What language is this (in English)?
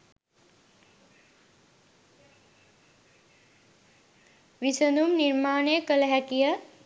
Sinhala